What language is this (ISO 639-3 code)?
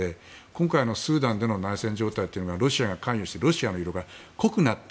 jpn